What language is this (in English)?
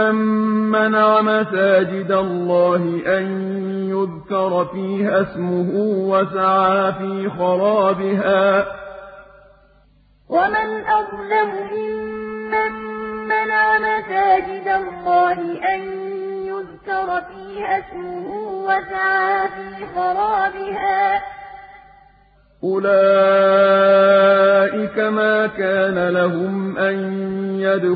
Arabic